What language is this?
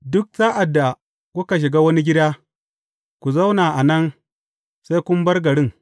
Hausa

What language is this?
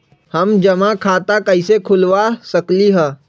Magahi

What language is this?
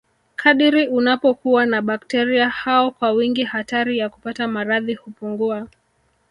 Swahili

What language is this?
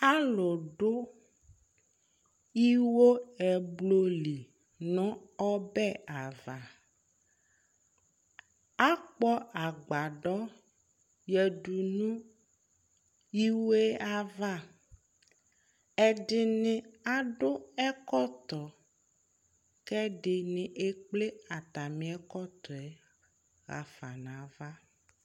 Ikposo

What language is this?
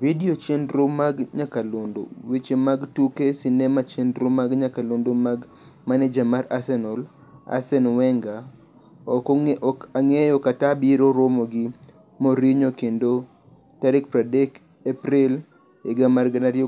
Luo (Kenya and Tanzania)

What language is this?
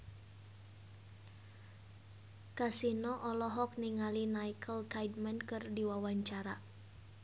Sundanese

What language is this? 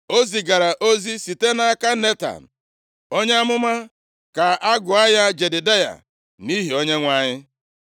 Igbo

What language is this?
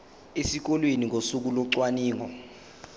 Zulu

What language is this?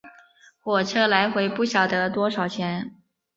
Chinese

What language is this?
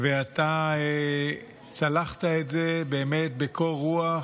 Hebrew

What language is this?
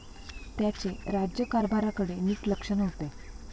Marathi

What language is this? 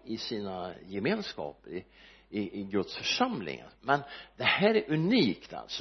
Swedish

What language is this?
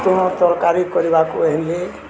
Odia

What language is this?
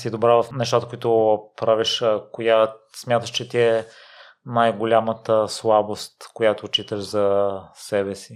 Bulgarian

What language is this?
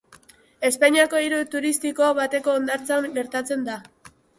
Basque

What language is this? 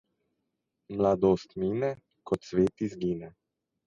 Slovenian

